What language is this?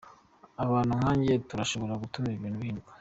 Kinyarwanda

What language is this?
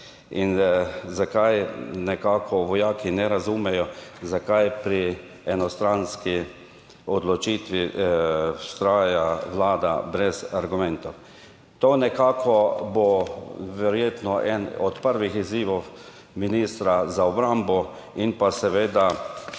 Slovenian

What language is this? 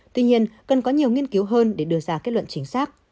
Vietnamese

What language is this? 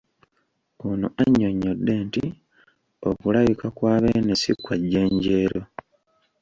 Ganda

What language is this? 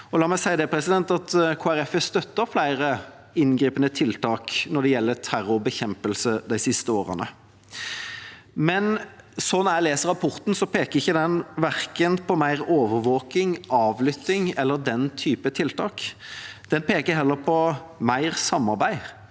Norwegian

